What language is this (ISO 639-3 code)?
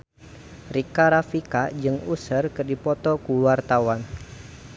sun